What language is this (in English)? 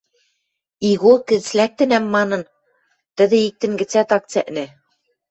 Western Mari